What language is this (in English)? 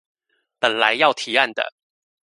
Chinese